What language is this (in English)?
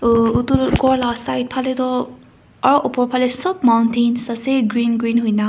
Naga Pidgin